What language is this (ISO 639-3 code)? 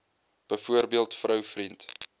afr